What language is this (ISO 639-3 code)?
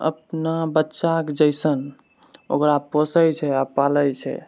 mai